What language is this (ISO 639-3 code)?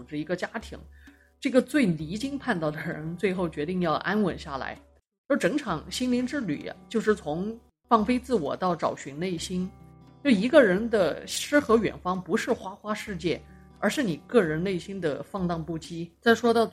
zho